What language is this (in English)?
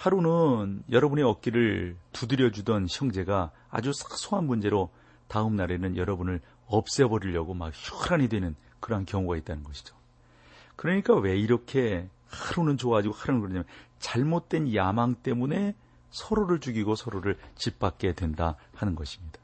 Korean